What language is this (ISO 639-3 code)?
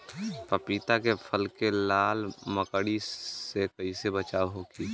bho